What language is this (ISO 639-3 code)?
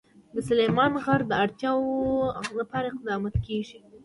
pus